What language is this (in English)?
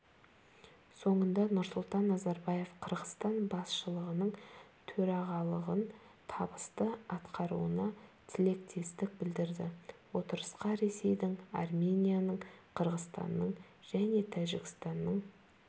Kazakh